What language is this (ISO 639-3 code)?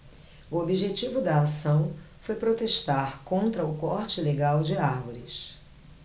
por